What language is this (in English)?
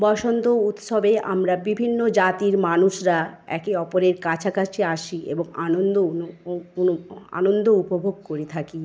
Bangla